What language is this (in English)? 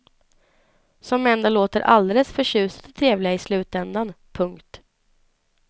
Swedish